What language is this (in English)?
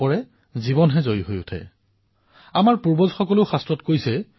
Assamese